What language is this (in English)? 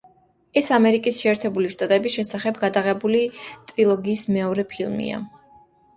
Georgian